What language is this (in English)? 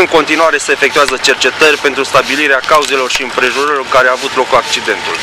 Romanian